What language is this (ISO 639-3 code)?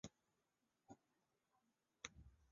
zho